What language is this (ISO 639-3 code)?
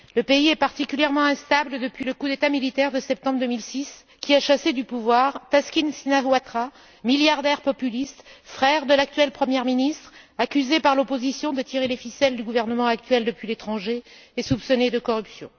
fra